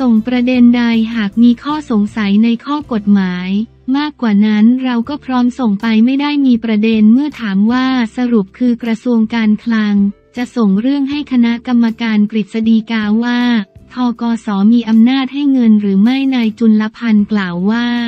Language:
Thai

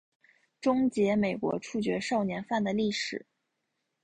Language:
Chinese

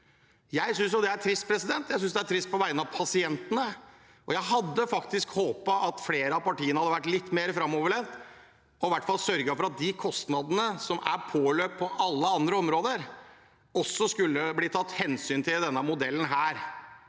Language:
Norwegian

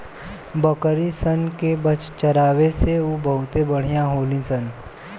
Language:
Bhojpuri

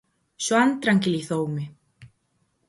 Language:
Galician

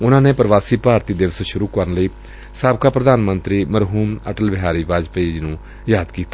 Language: Punjabi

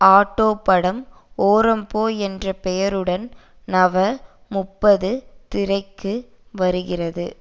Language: Tamil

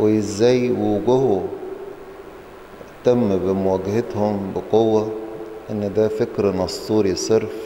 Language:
Arabic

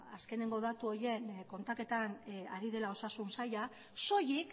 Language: Basque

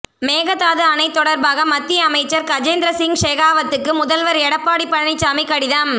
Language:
Tamil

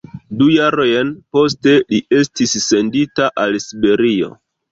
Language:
Esperanto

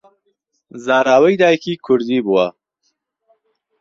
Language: Central Kurdish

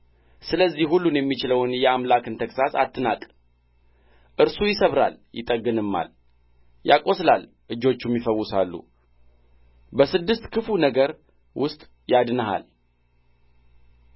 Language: Amharic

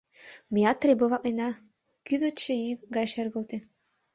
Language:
Mari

